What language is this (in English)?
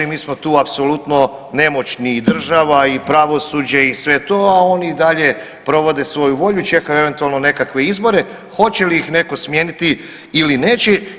Croatian